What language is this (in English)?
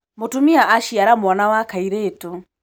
Kikuyu